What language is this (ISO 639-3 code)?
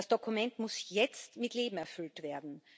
deu